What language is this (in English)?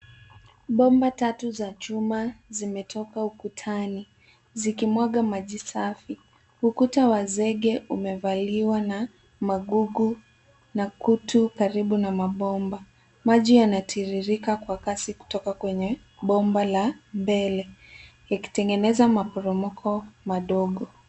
Swahili